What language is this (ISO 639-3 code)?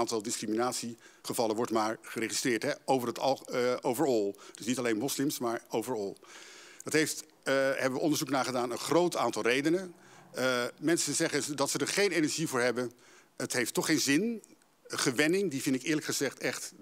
nld